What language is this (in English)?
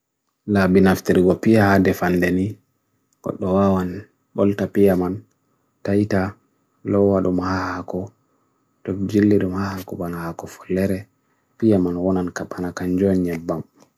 Bagirmi Fulfulde